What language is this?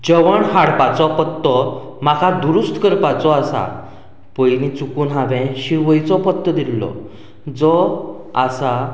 Konkani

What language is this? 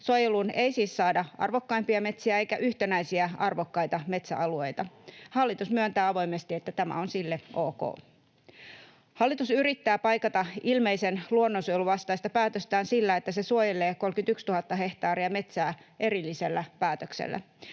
Finnish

